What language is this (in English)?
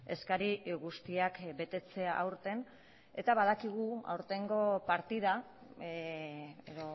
Basque